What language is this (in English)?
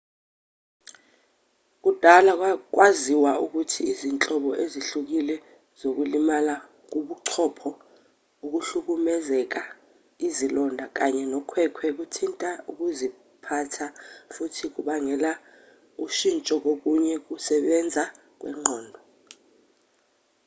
Zulu